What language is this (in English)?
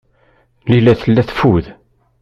Kabyle